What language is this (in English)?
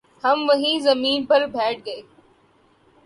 Urdu